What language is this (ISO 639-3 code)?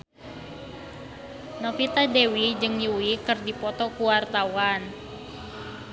sun